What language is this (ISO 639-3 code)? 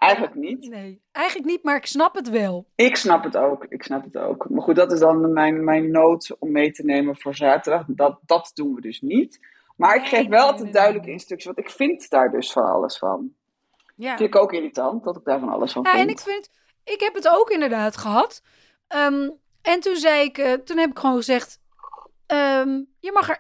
nld